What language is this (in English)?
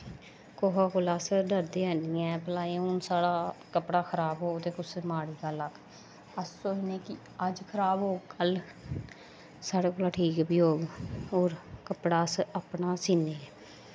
Dogri